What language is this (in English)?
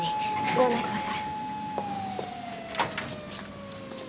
Japanese